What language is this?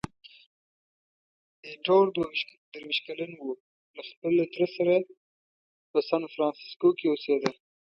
Pashto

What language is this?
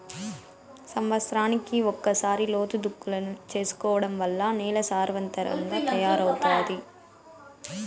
Telugu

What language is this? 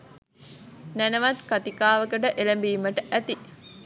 Sinhala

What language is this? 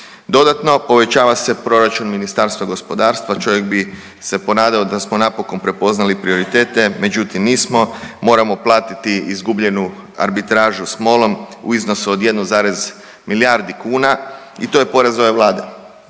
Croatian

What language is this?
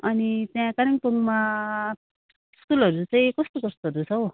Nepali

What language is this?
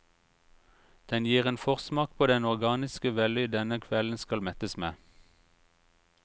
Norwegian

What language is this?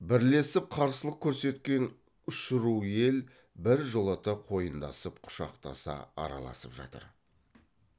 Kazakh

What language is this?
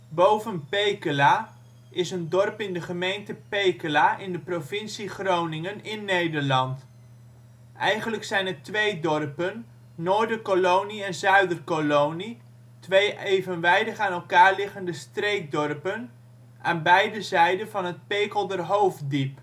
Dutch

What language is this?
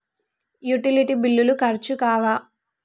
Telugu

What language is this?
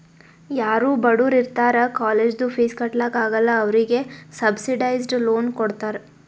Kannada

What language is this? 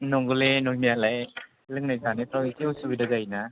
Bodo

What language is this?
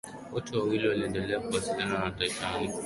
Swahili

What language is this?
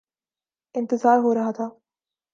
Urdu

